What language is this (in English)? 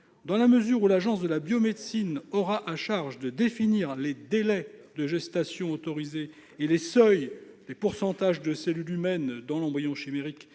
French